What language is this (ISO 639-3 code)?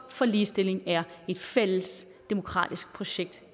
dan